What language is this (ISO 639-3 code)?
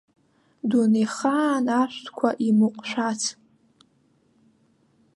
abk